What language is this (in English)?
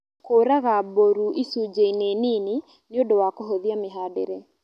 Kikuyu